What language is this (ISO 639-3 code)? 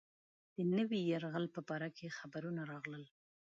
pus